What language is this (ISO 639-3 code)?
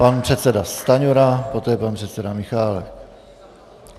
ces